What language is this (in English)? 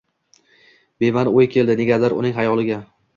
Uzbek